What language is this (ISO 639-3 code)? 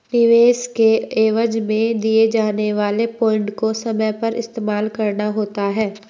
hin